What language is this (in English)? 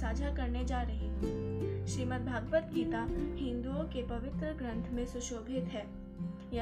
Hindi